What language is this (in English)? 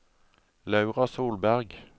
Norwegian